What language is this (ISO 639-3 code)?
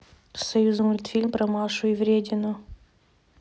rus